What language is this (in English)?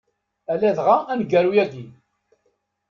Kabyle